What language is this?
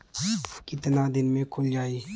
Bhojpuri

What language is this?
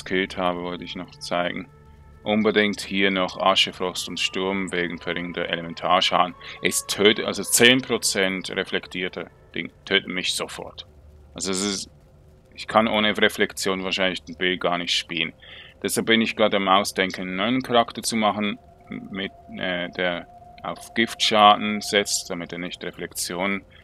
German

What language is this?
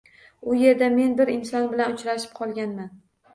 Uzbek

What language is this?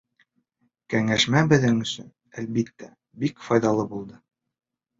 Bashkir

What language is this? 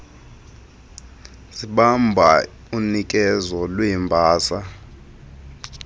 Xhosa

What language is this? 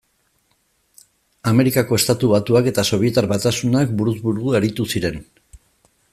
Basque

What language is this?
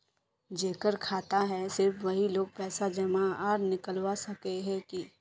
Magahi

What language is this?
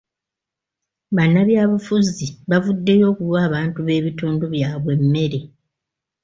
Ganda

